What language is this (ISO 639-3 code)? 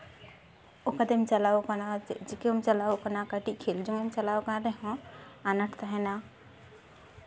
sat